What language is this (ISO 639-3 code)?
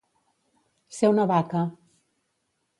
cat